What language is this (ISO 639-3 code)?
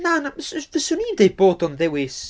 cym